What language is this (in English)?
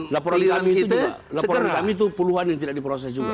Indonesian